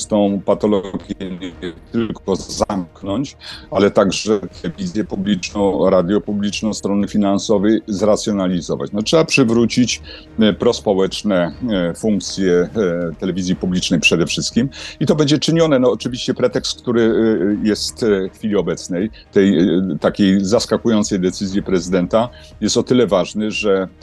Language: Polish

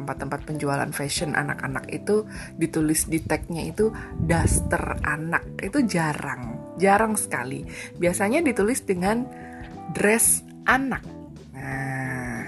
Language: Indonesian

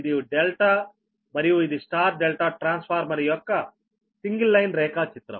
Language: Telugu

